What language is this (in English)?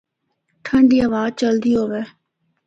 Northern Hindko